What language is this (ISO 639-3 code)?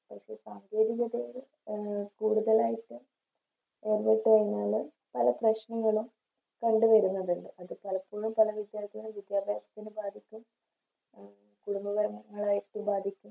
mal